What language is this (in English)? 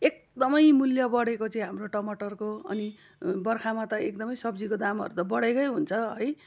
Nepali